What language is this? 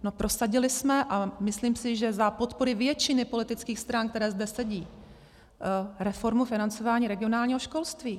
Czech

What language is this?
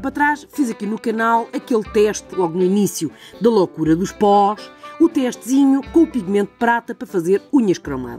Portuguese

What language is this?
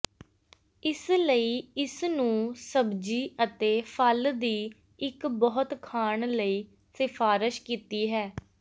Punjabi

